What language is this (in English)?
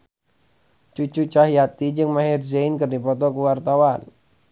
Sundanese